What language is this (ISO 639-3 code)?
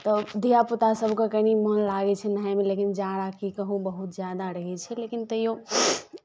mai